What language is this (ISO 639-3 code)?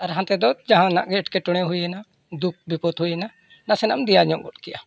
sat